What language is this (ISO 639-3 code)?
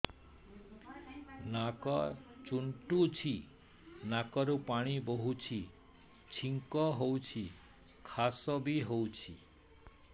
ori